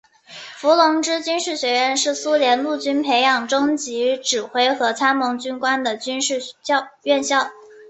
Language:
Chinese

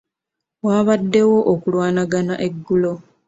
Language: Ganda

